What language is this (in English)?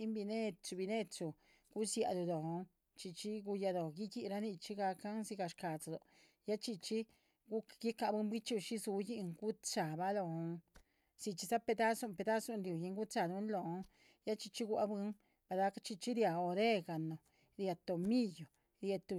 Chichicapan Zapotec